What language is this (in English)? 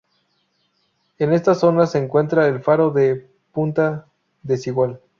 Spanish